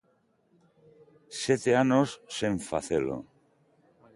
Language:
Galician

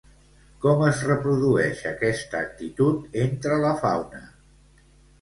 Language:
Catalan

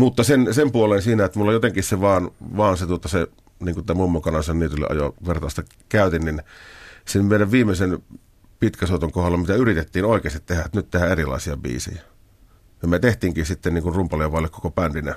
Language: Finnish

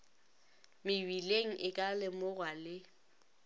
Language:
Northern Sotho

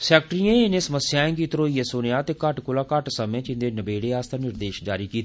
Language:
Dogri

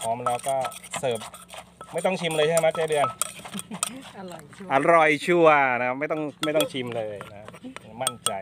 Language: Thai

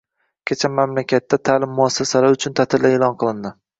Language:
Uzbek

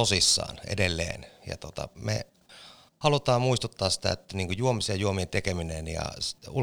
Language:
Finnish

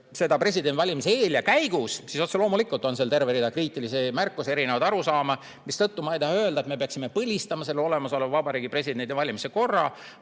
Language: Estonian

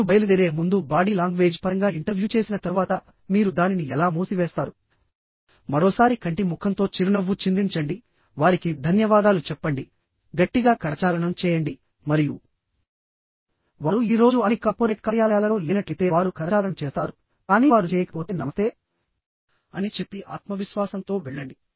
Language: Telugu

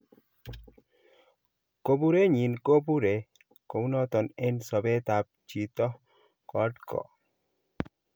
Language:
Kalenjin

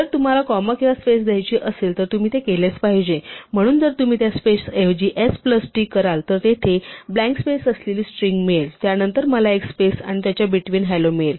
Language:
Marathi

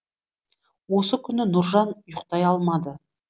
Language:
Kazakh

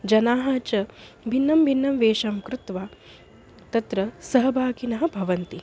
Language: Sanskrit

